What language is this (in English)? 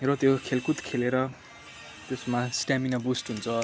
Nepali